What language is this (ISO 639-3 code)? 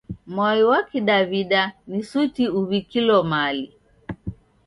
dav